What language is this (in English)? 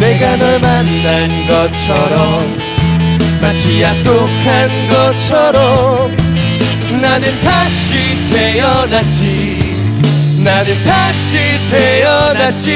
Korean